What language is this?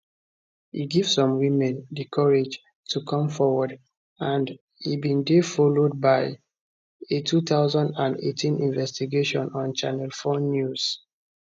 Nigerian Pidgin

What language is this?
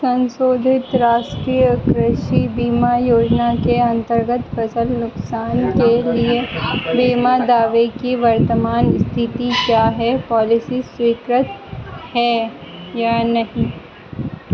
Hindi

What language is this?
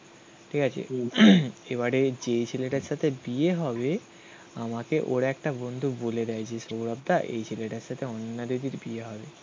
Bangla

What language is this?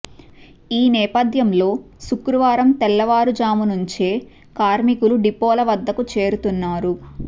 Telugu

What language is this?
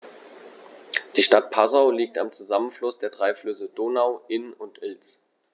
German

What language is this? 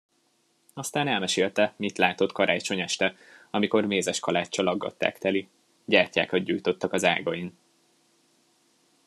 Hungarian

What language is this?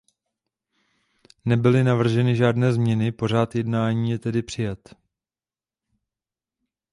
Czech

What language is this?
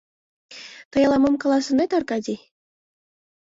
Mari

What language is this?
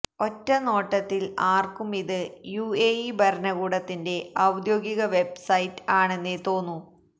Malayalam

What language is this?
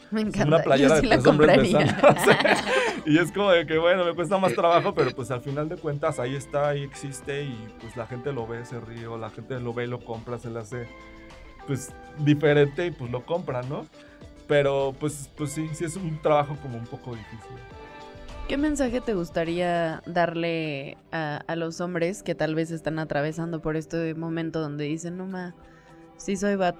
Spanish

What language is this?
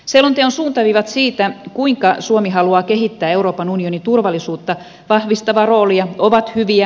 Finnish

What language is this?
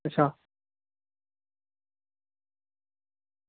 Dogri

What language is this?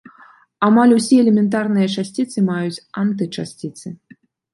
Belarusian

